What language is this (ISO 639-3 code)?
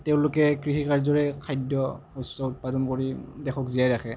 asm